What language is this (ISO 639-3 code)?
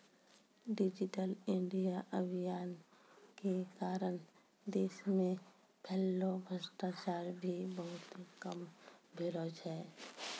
mai